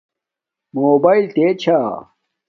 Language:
Domaaki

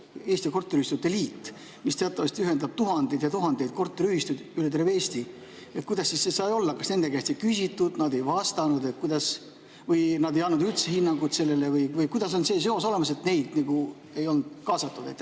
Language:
Estonian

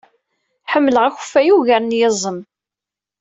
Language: Kabyle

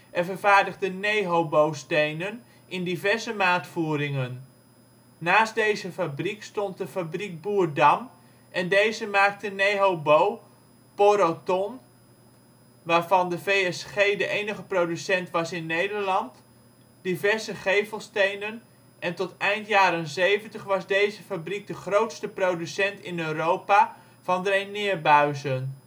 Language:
Dutch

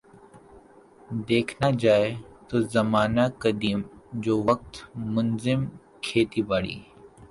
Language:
Urdu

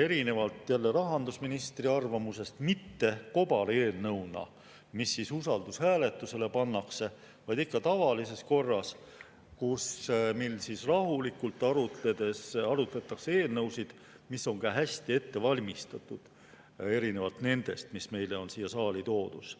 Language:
Estonian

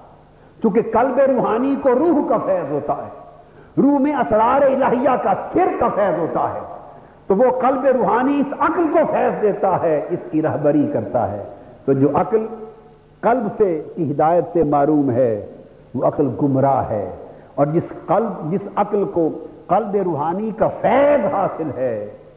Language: Urdu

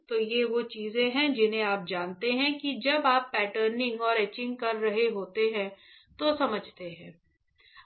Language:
Hindi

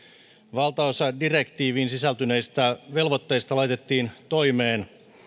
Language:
Finnish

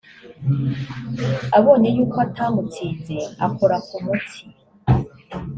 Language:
Kinyarwanda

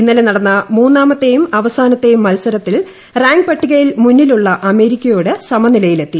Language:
Malayalam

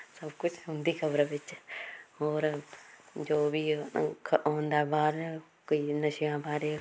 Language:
Punjabi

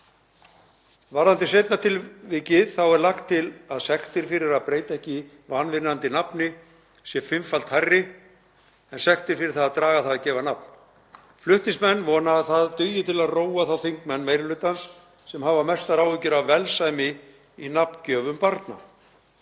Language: Icelandic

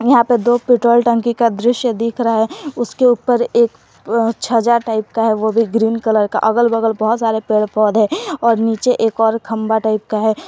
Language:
Hindi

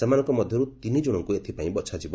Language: Odia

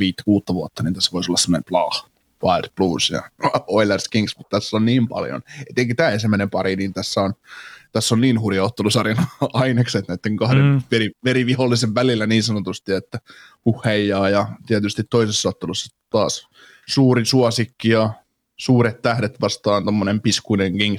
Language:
Finnish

